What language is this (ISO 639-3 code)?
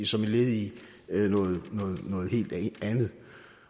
dan